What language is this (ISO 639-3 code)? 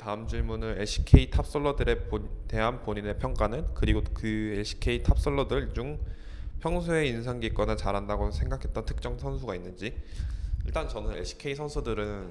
kor